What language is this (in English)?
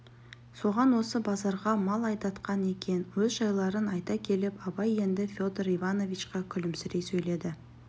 Kazakh